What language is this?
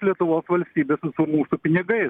Lithuanian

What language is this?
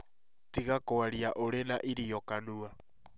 Kikuyu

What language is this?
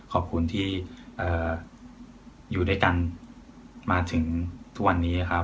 Thai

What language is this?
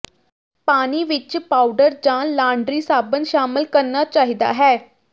Punjabi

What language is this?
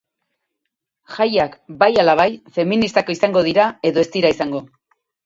Basque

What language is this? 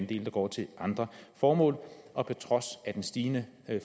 Danish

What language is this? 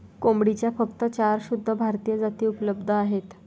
Marathi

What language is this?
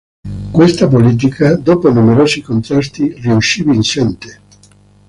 Italian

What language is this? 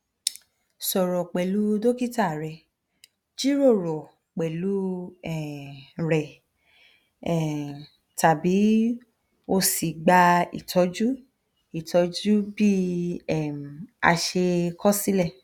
Yoruba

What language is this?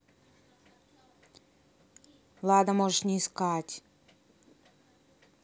Russian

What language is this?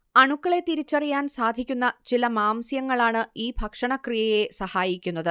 Malayalam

